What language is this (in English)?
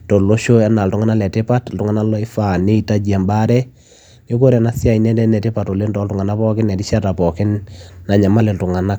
Masai